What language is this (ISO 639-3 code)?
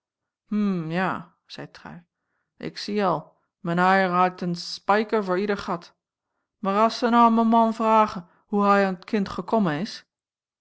nld